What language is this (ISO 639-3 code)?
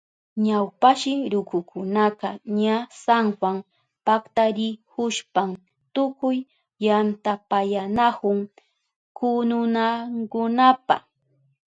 qup